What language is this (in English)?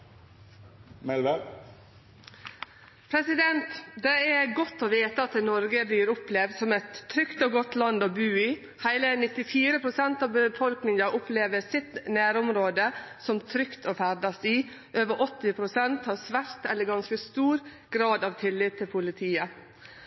Norwegian